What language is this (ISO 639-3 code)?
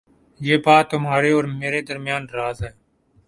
urd